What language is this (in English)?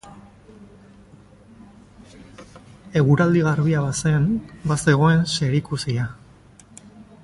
Basque